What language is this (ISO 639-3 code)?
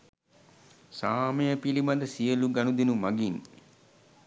sin